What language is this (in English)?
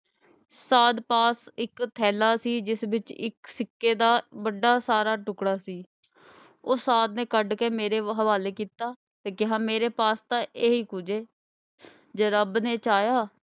Punjabi